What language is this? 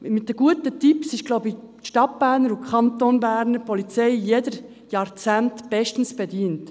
Swiss German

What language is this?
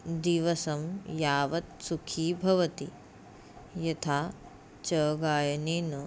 Sanskrit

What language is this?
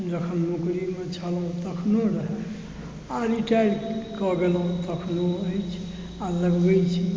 Maithili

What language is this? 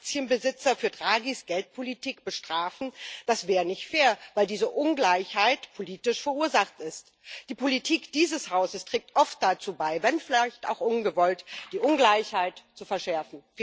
German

